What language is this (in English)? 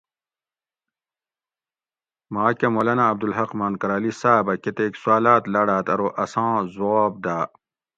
Gawri